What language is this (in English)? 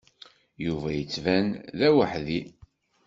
Kabyle